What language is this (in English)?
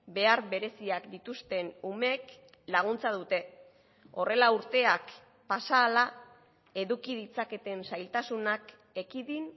Basque